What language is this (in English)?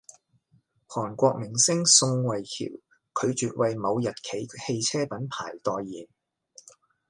Cantonese